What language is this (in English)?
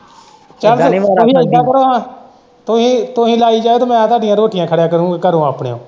Punjabi